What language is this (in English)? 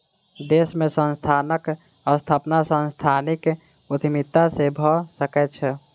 Maithili